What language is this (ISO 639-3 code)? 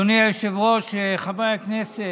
heb